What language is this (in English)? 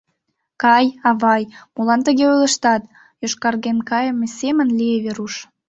Mari